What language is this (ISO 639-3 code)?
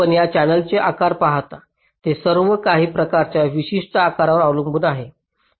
mar